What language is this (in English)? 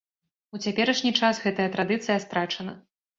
Belarusian